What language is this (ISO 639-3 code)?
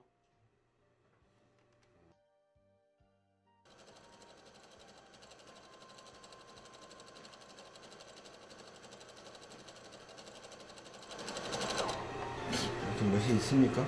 kor